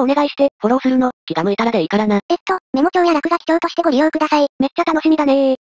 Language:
Japanese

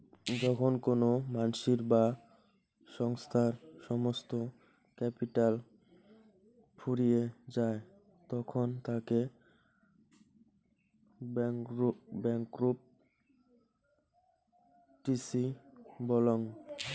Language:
Bangla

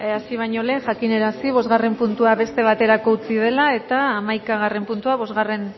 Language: Basque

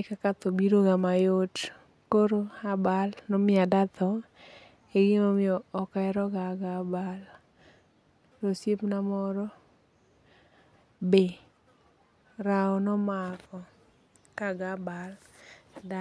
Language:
Luo (Kenya and Tanzania)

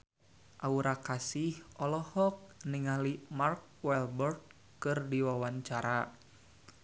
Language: Sundanese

